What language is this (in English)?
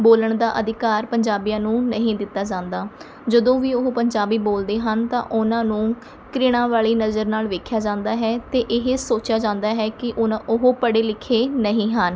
Punjabi